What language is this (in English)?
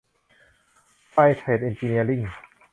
Thai